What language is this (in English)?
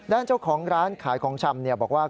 Thai